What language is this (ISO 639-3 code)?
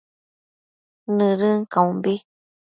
mcf